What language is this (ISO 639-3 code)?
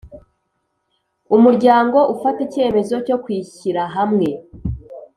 kin